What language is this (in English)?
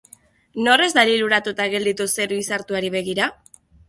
Basque